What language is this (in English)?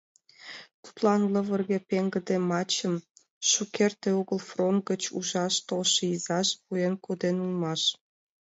Mari